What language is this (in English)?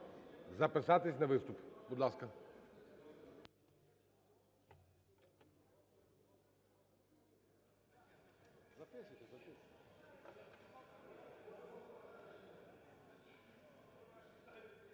Ukrainian